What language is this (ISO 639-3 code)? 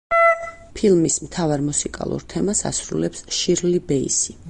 kat